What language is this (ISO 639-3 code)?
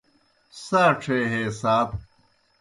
plk